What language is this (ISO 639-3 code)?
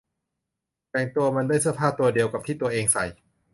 tha